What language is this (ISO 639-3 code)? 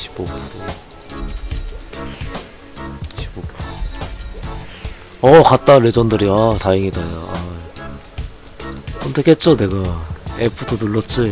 kor